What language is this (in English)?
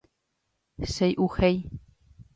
Guarani